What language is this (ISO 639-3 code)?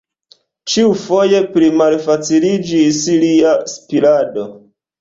epo